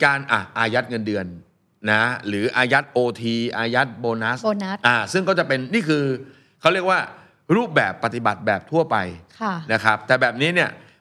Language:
Thai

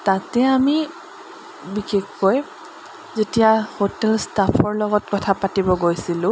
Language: Assamese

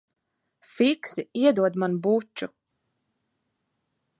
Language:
Latvian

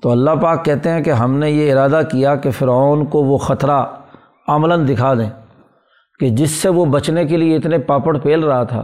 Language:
Urdu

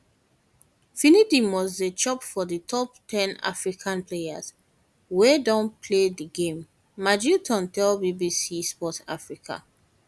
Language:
Nigerian Pidgin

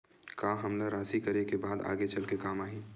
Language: Chhattisgarhi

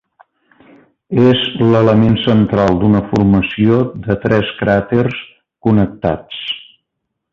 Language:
Catalan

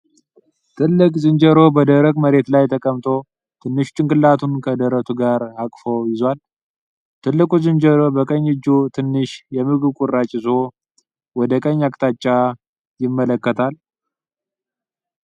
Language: Amharic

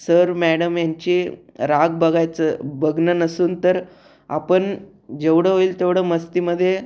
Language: Marathi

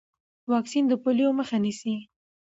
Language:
Pashto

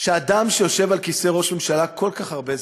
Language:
Hebrew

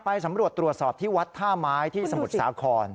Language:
Thai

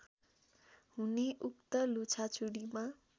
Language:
Nepali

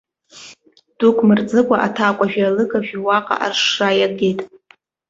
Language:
Abkhazian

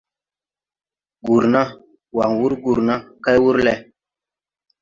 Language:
Tupuri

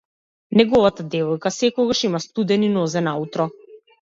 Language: Macedonian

